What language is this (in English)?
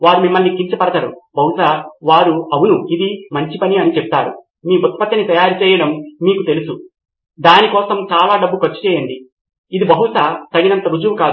Telugu